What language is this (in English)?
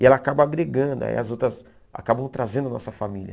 Portuguese